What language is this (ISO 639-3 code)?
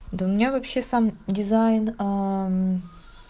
rus